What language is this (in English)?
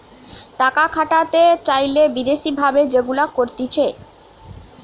Bangla